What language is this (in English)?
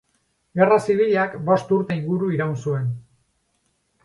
Basque